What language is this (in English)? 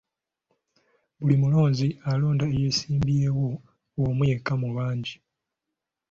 Ganda